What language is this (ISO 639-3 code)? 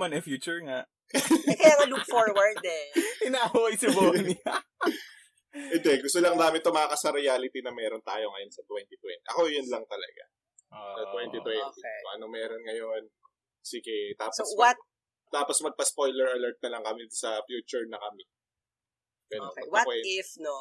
fil